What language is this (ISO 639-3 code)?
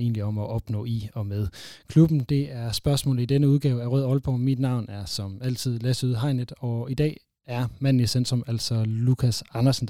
dan